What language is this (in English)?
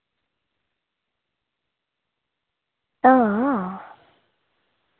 Dogri